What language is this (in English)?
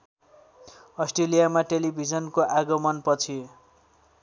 Nepali